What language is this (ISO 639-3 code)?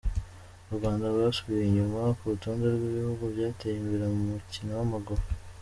kin